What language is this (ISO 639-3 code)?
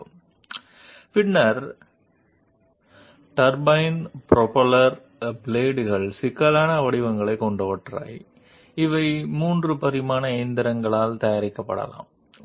tel